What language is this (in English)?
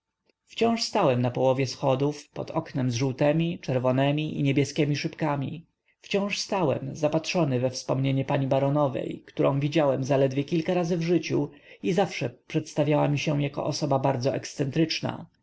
Polish